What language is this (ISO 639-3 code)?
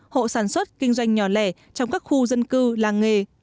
vie